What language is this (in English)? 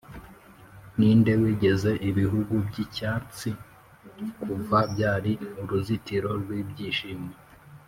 Kinyarwanda